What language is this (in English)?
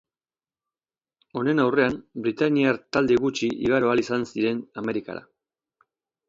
Basque